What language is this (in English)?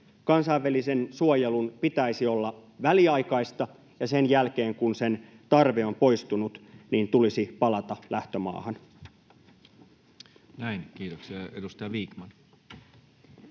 Finnish